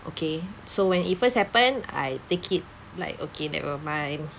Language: English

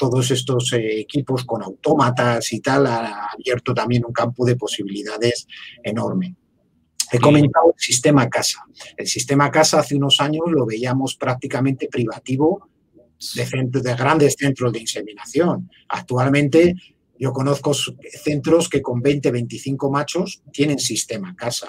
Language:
Spanish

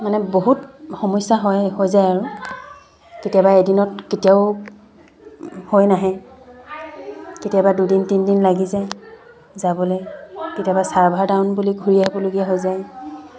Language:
Assamese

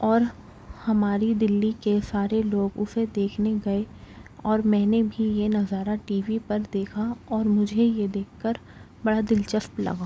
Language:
Urdu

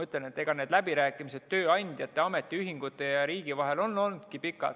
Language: Estonian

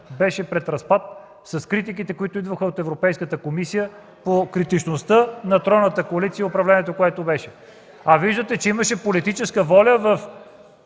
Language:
Bulgarian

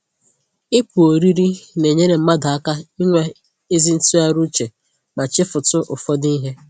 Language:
Igbo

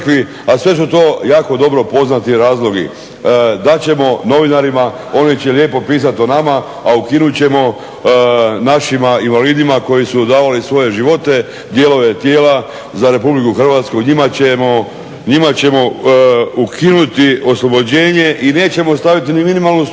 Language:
Croatian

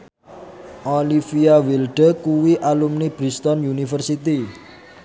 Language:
Javanese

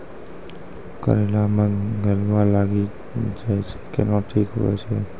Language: Maithili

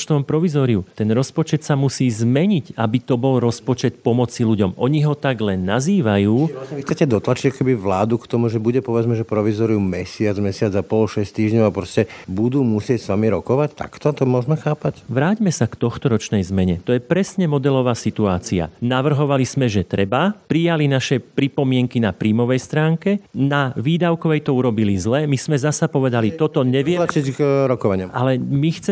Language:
Slovak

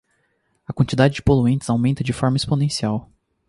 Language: Portuguese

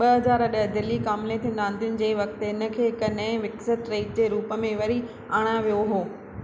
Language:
Sindhi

